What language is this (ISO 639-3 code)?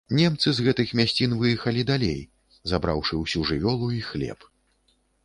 bel